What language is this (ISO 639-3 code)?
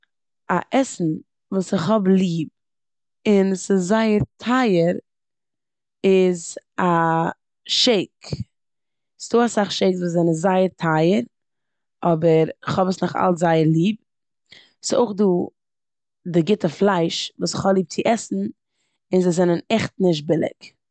yid